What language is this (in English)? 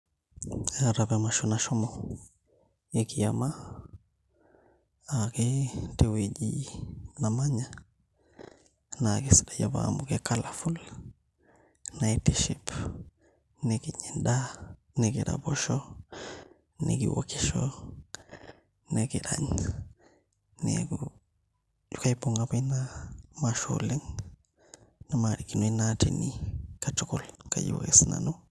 Masai